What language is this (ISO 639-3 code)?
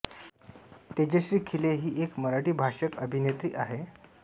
mar